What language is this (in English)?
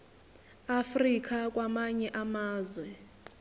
Zulu